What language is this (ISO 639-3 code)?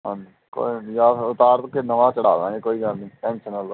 pan